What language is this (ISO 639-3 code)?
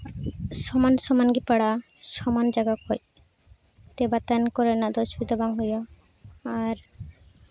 sat